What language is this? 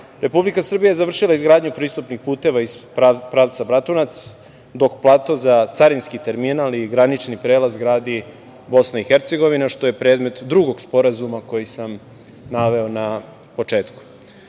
Serbian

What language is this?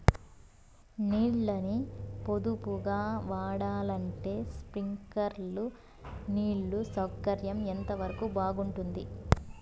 Telugu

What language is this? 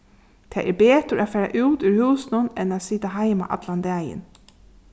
Faroese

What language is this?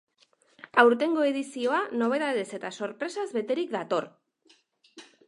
Basque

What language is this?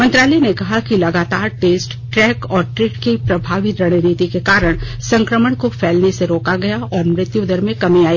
Hindi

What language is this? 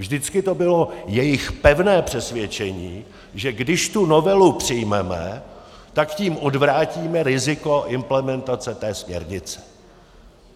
Czech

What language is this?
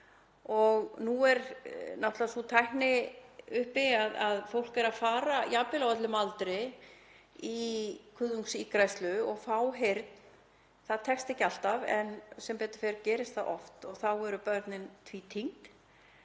Icelandic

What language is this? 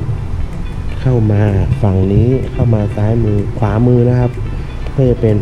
Thai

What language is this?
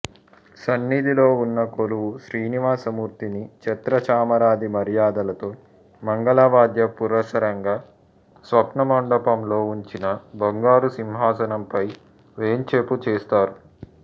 Telugu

